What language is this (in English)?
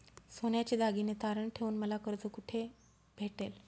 Marathi